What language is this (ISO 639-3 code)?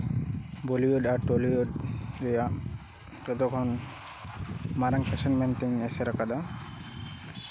sat